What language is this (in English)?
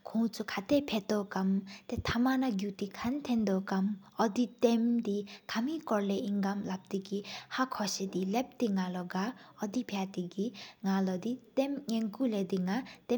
Sikkimese